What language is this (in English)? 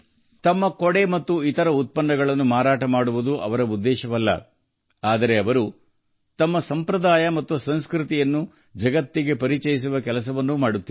Kannada